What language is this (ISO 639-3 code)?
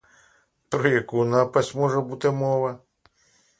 ukr